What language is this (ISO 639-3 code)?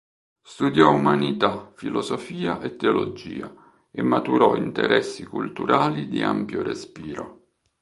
ita